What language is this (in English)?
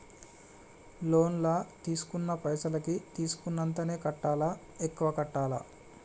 Telugu